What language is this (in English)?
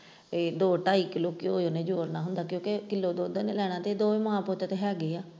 Punjabi